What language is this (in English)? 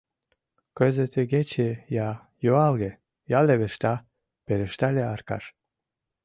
Mari